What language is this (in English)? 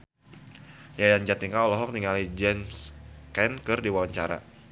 Sundanese